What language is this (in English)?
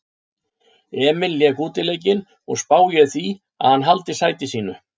Icelandic